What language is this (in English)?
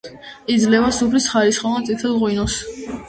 Georgian